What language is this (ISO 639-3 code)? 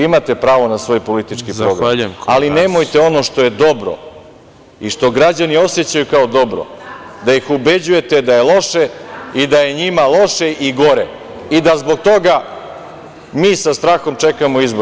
srp